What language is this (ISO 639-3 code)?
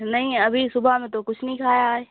urd